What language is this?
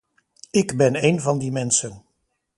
Dutch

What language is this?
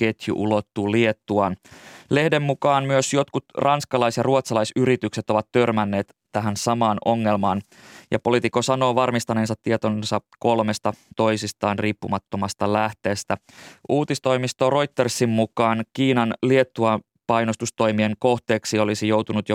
Finnish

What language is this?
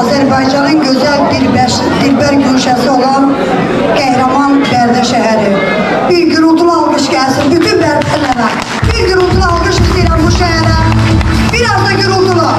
Turkish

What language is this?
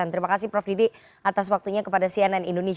Indonesian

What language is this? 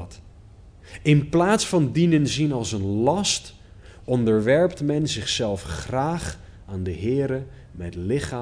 Dutch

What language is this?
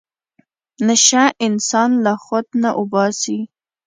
Pashto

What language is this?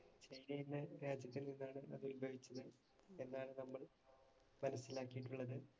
Malayalam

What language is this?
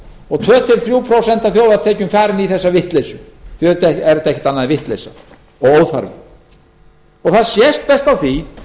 Icelandic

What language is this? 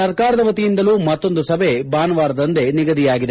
Kannada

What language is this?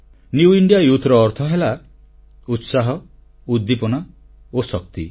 Odia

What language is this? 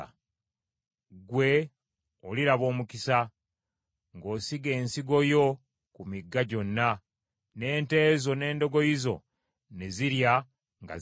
Ganda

